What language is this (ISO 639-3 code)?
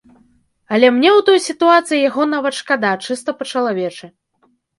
bel